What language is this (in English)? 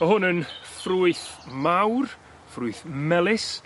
Welsh